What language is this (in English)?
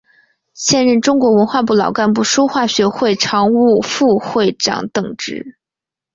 Chinese